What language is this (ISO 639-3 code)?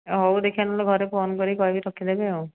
ori